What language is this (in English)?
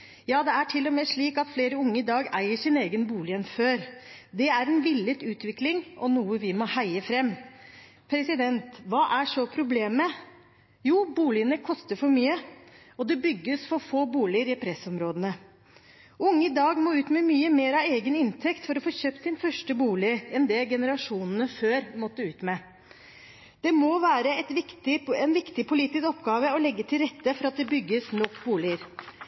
Norwegian Bokmål